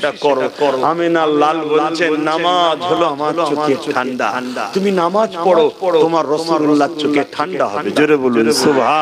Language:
Bangla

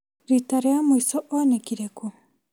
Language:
Kikuyu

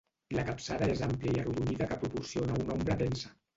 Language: Catalan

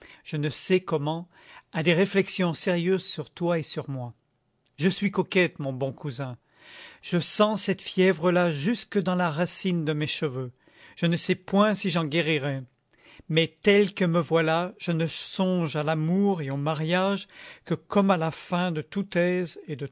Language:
French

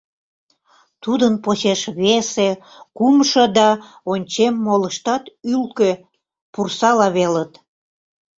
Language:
Mari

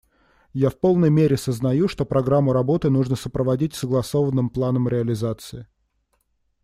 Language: Russian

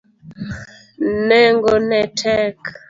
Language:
Luo (Kenya and Tanzania)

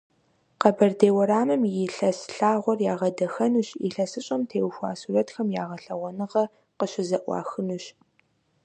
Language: Kabardian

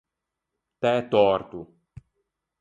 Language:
Ligurian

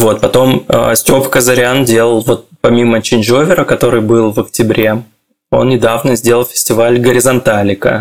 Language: Russian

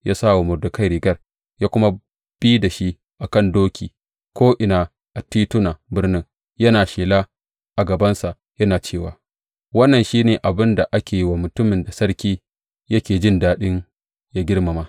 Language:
Hausa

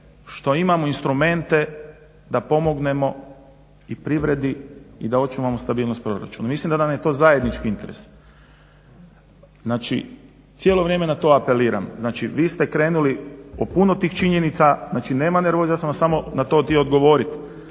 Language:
Croatian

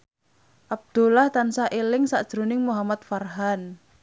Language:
Javanese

